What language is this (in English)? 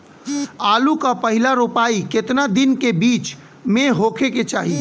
Bhojpuri